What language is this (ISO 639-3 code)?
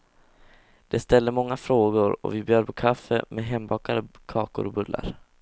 swe